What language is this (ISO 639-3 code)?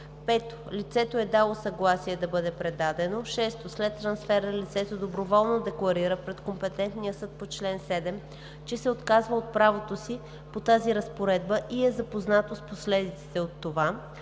bul